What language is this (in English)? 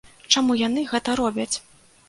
Belarusian